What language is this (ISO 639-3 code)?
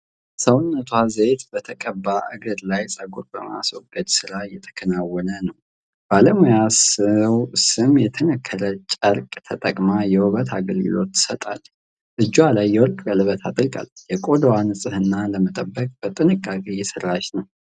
amh